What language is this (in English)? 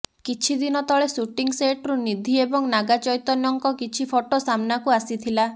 Odia